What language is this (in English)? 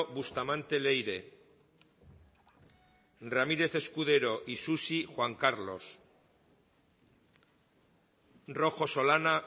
Basque